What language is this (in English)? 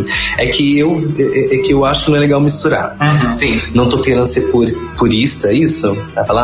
Portuguese